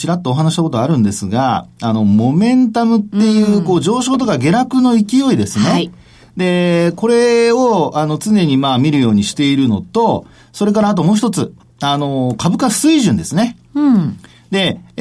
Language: Japanese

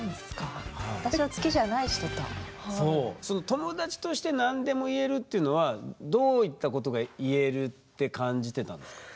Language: Japanese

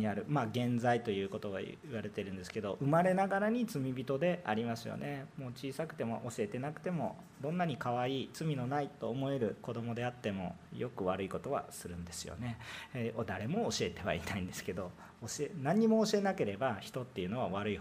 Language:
Japanese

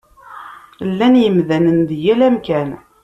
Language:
Kabyle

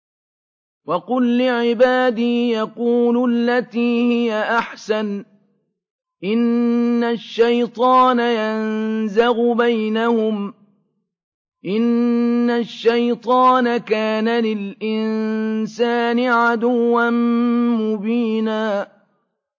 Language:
Arabic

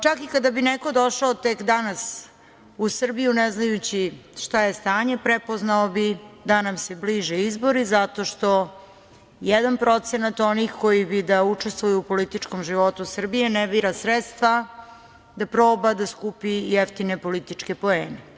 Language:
Serbian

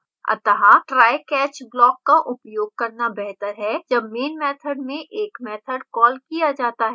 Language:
Hindi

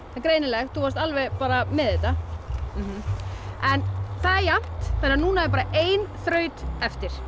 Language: Icelandic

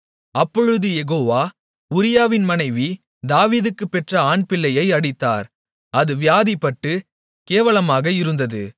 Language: Tamil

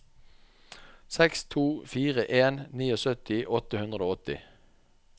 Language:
Norwegian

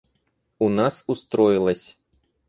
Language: Russian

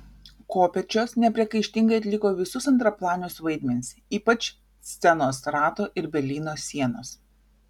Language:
Lithuanian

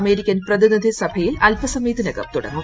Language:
Malayalam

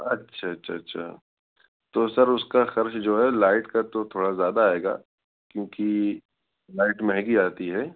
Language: Urdu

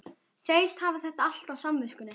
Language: Icelandic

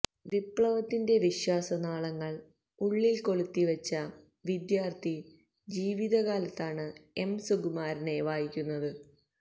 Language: Malayalam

